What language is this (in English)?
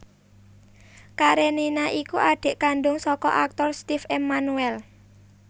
Javanese